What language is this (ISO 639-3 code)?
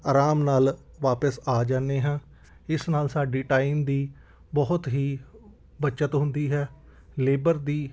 pan